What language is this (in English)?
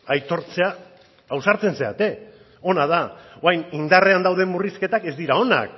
Basque